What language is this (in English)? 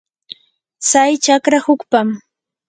Yanahuanca Pasco Quechua